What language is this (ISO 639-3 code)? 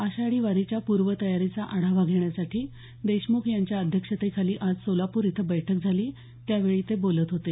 mar